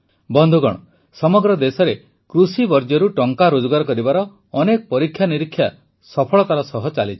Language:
Odia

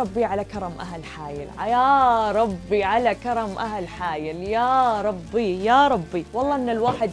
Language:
Arabic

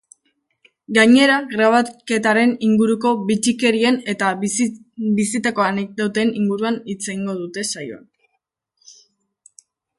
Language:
Basque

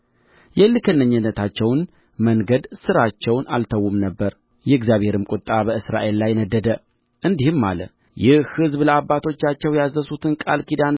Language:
Amharic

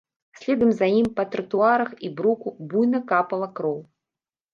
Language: Belarusian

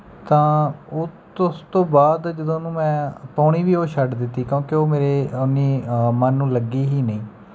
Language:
Punjabi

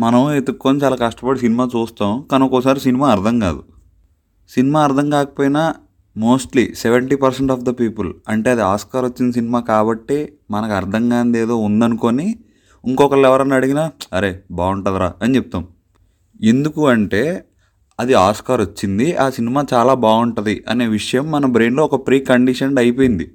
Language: Telugu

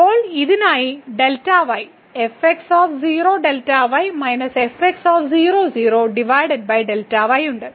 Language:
Malayalam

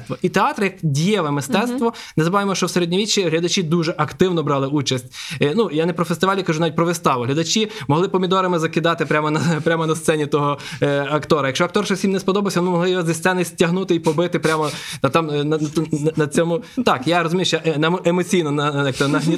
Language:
Ukrainian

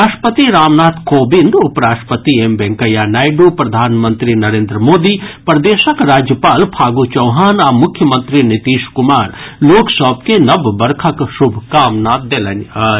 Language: Maithili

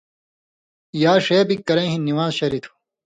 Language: Indus Kohistani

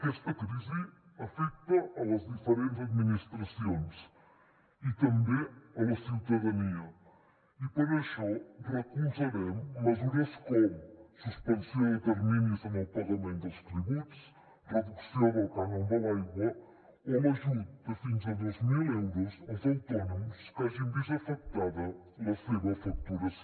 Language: Catalan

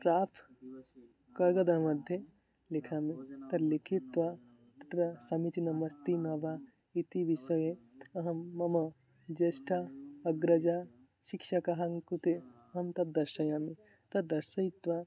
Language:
Sanskrit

